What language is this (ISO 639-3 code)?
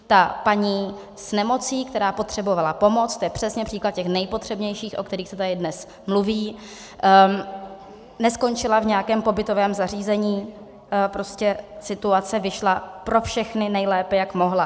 ces